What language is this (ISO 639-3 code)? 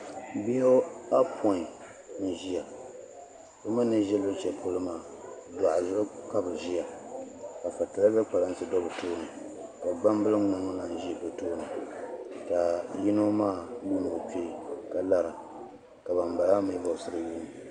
dag